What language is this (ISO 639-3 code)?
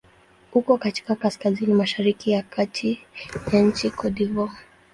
swa